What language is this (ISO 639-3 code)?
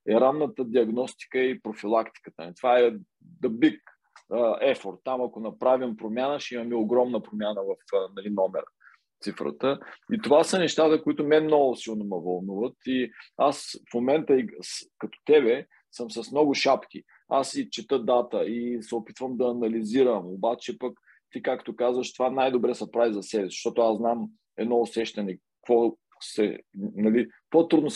bul